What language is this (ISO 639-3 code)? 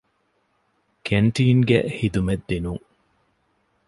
div